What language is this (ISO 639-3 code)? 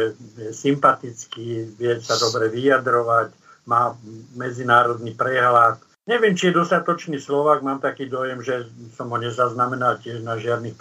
slk